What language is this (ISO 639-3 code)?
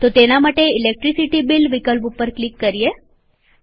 guj